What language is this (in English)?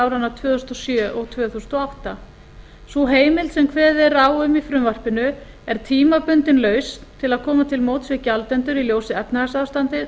Icelandic